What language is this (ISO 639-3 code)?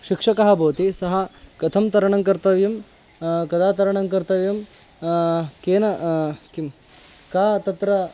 san